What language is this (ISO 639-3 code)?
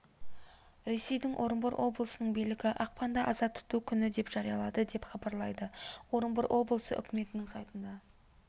kaz